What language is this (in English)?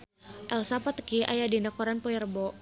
Sundanese